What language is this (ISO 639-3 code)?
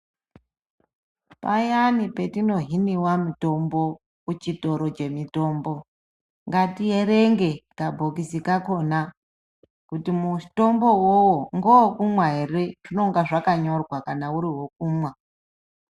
ndc